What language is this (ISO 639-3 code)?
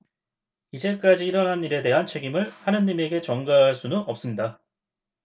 kor